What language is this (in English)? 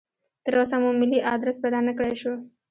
Pashto